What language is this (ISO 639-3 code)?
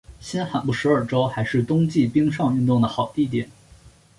zho